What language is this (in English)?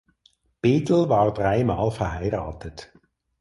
German